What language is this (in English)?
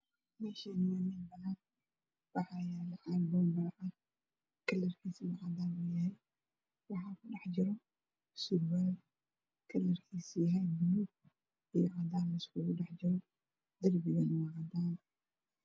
Somali